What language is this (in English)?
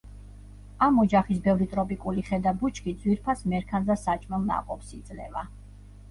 Georgian